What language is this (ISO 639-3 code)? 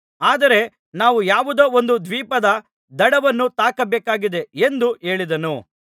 kan